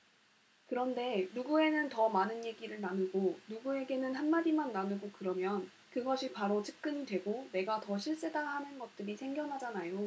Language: Korean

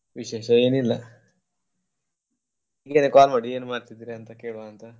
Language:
Kannada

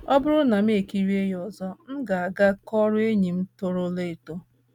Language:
Igbo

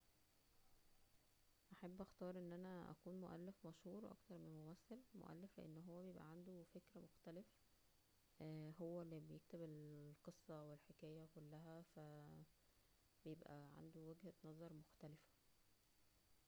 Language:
Egyptian Arabic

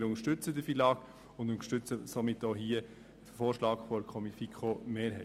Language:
Swiss German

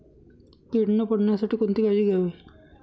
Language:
Marathi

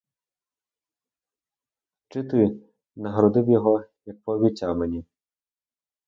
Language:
Ukrainian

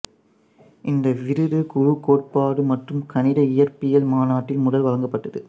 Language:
Tamil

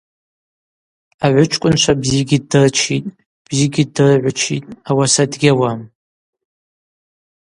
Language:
Abaza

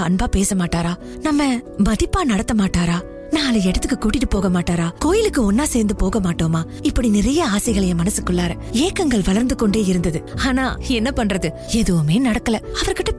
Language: Tamil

